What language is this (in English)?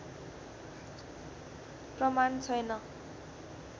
Nepali